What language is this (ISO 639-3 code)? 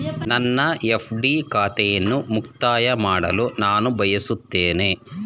kan